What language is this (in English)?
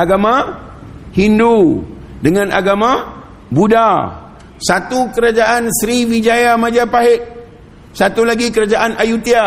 Malay